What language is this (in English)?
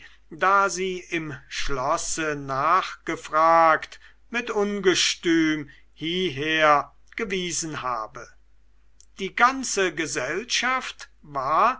German